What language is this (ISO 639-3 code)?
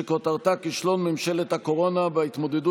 heb